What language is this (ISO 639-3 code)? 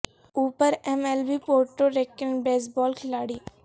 urd